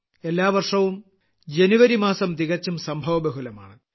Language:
Malayalam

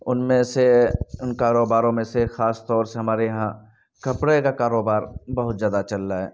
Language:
Urdu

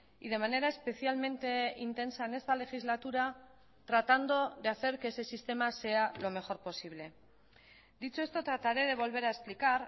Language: Spanish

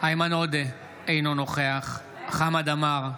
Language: Hebrew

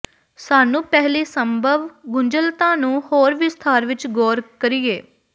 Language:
Punjabi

